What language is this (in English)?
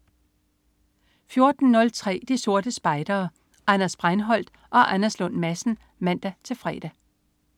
Danish